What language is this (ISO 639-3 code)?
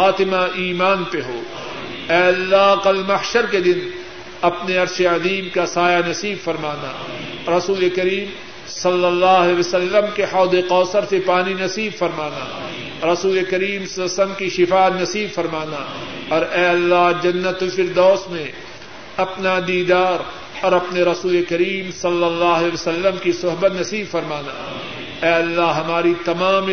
urd